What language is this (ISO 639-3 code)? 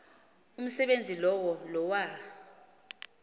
xho